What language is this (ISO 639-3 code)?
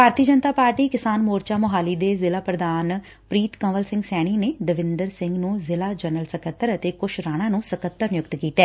pan